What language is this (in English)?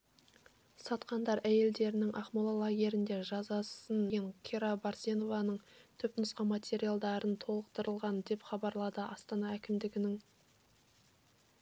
Kazakh